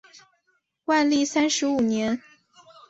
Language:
Chinese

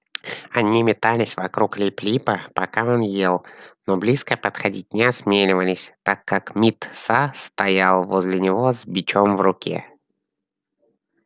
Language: Russian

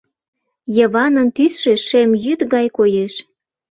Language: Mari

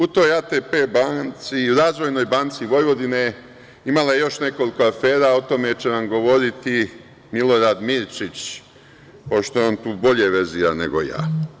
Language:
Serbian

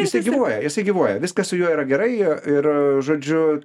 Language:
Lithuanian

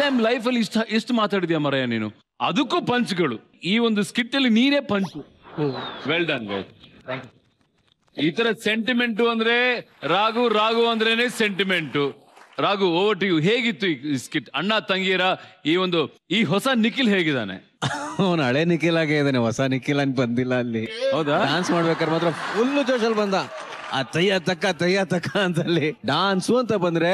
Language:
Kannada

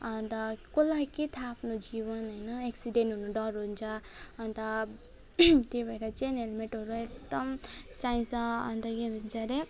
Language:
Nepali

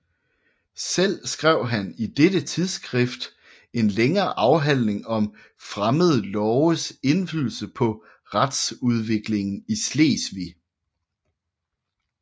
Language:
Danish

